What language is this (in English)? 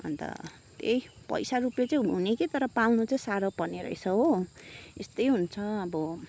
Nepali